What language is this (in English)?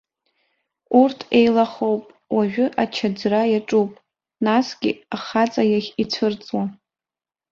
Abkhazian